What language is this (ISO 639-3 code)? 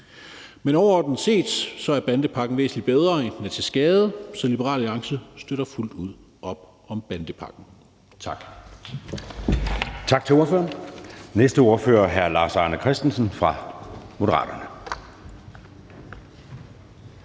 dan